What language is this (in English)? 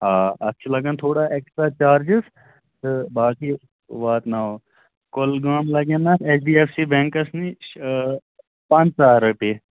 Kashmiri